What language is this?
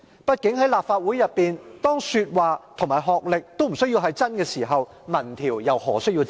Cantonese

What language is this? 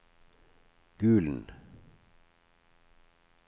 Norwegian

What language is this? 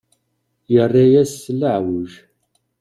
Kabyle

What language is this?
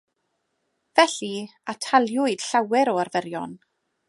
Welsh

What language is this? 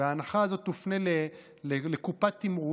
Hebrew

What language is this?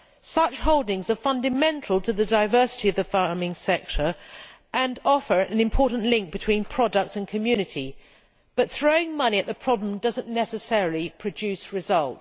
English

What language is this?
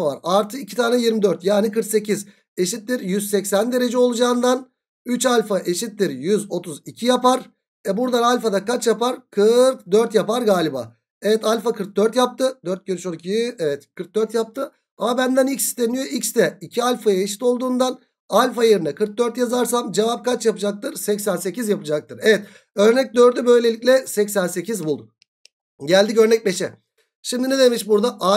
Turkish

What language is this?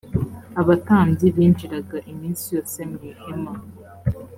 Kinyarwanda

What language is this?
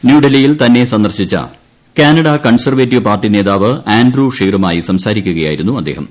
Malayalam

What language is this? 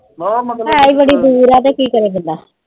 Punjabi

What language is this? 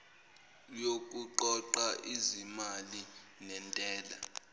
Zulu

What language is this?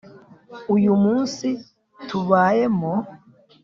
Kinyarwanda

